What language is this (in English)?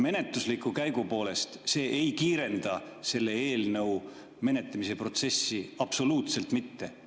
Estonian